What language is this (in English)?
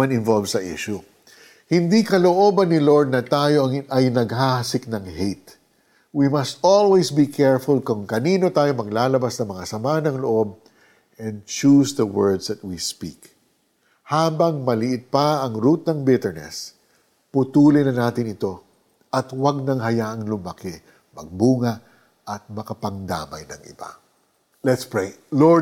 Filipino